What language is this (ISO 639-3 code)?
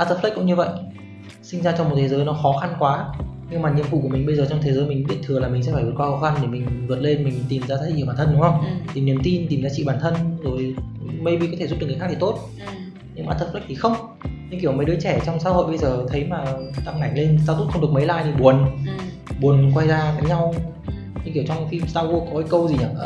vie